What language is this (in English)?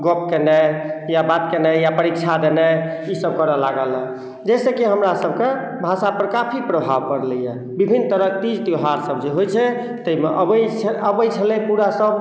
Maithili